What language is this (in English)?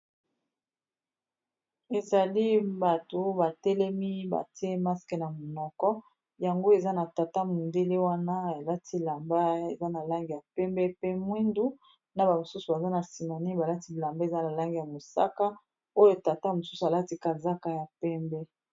Lingala